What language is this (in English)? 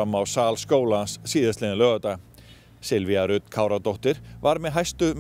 Swedish